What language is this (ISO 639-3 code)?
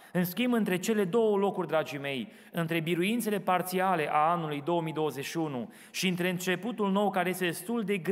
ron